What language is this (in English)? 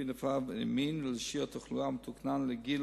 Hebrew